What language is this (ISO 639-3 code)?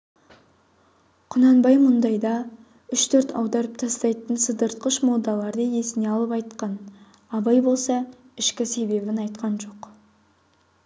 kaz